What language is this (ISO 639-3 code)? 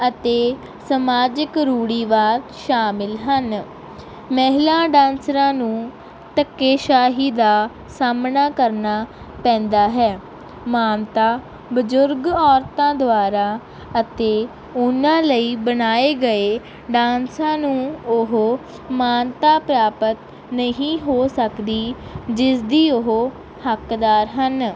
pan